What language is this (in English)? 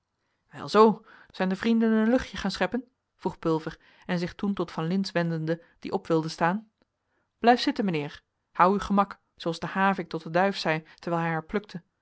Dutch